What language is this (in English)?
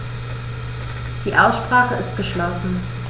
German